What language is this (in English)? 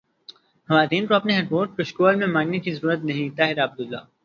Urdu